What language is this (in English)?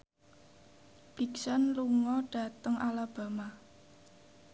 Javanese